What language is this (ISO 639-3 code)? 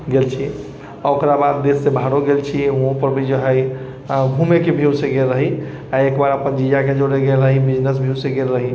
mai